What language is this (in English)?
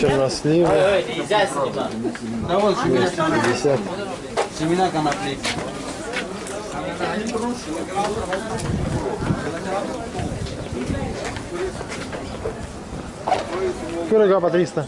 Russian